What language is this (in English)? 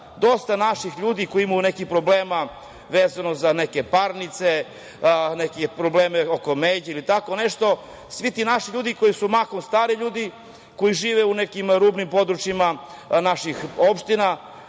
Serbian